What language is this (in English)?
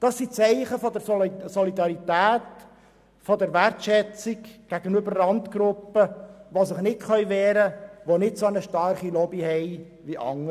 Swiss German